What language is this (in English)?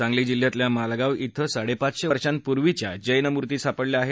Marathi